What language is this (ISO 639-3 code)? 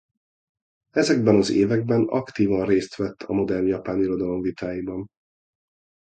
hun